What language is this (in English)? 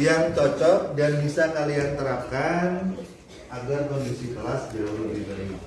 Indonesian